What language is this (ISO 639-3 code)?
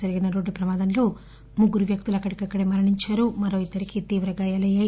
tel